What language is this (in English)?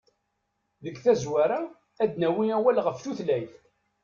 Kabyle